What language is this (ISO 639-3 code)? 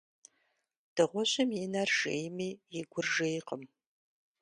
kbd